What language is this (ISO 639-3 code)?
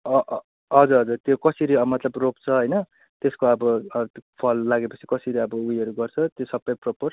nep